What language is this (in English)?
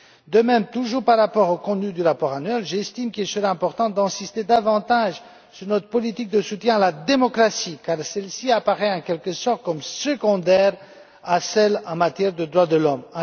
French